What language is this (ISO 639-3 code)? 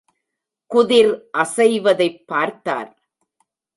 tam